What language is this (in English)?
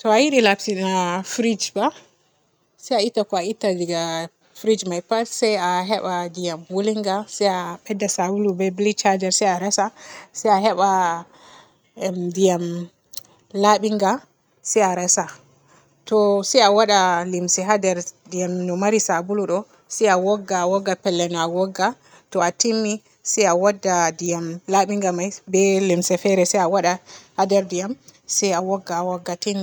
Borgu Fulfulde